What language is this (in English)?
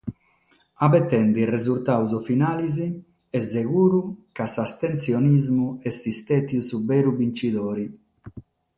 Sardinian